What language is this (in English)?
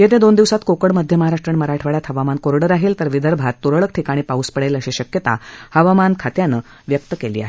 Marathi